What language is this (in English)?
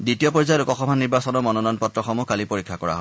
Assamese